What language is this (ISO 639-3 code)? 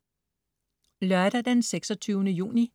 dan